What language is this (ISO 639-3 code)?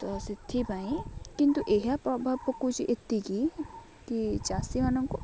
ori